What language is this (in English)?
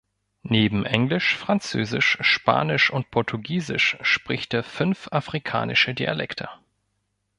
German